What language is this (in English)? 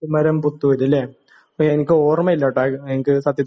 Malayalam